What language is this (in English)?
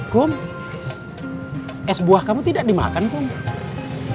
Indonesian